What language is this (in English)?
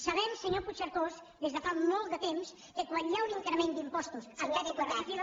Catalan